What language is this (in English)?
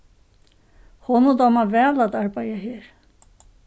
Faroese